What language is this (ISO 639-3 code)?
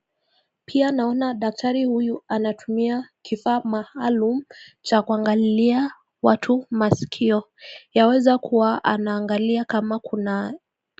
swa